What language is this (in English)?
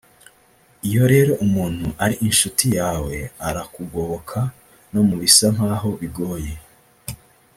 Kinyarwanda